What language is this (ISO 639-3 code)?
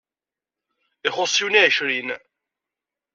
kab